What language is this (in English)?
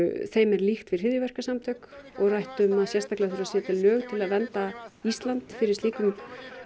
Icelandic